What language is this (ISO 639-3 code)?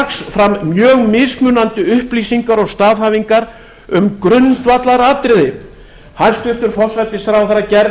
isl